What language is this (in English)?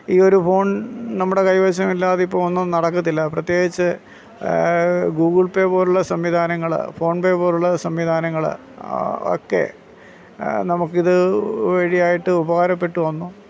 Malayalam